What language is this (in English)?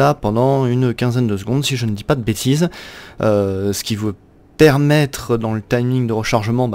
French